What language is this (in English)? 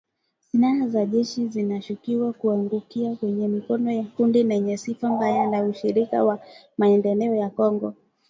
Swahili